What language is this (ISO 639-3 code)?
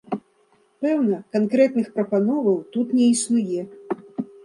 bel